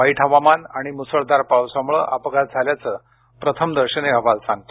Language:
Marathi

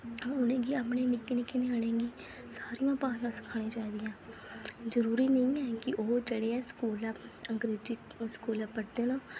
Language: Dogri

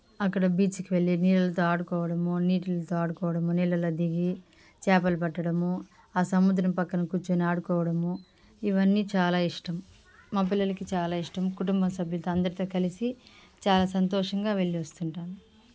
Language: Telugu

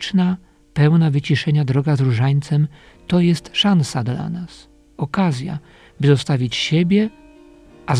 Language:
Polish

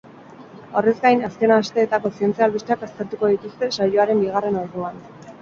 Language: Basque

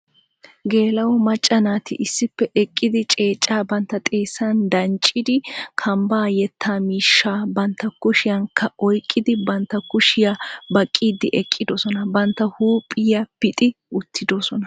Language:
Wolaytta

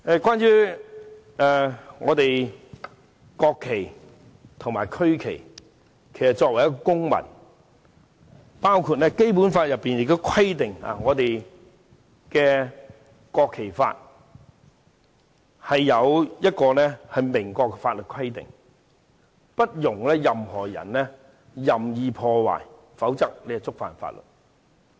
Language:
Cantonese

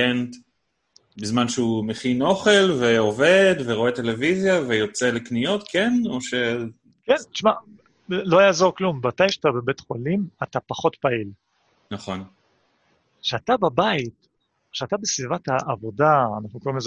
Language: Hebrew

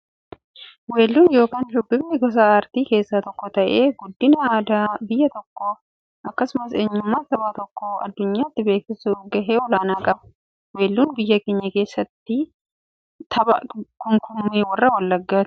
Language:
Oromo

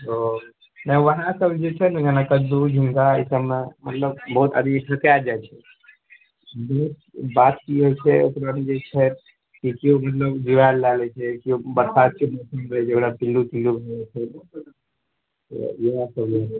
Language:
Maithili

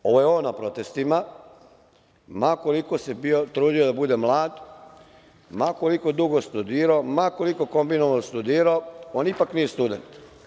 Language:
Serbian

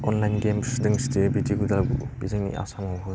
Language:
Bodo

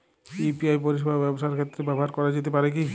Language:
Bangla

